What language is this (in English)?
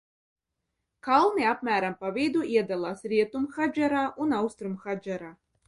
Latvian